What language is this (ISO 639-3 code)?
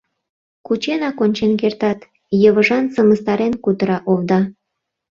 chm